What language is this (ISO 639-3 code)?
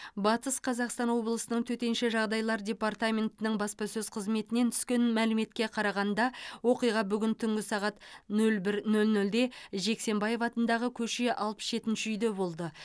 kaz